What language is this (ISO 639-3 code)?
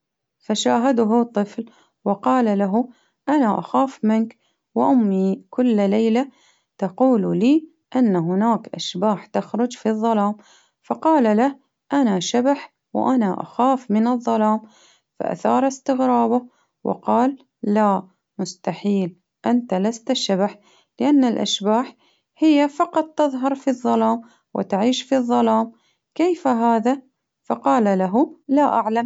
abv